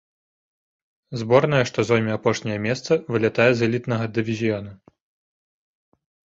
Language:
Belarusian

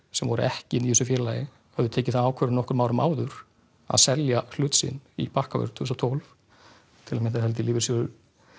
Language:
Icelandic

